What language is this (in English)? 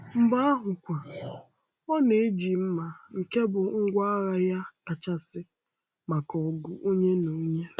Igbo